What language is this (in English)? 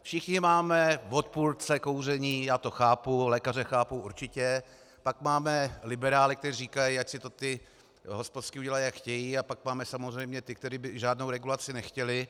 Czech